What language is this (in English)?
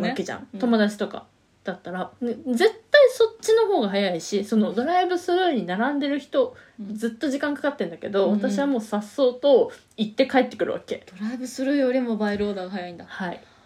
Japanese